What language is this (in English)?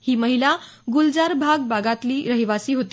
Marathi